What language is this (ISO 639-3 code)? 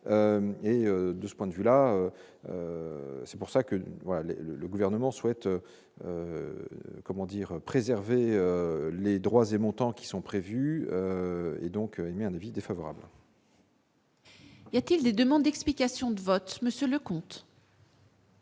fra